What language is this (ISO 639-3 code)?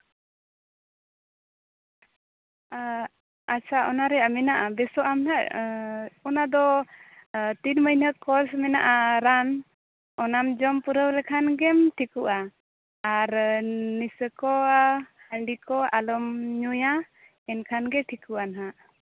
sat